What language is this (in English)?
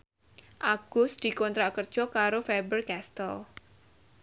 Javanese